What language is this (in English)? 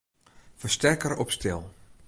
Western Frisian